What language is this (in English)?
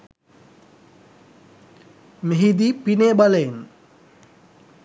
Sinhala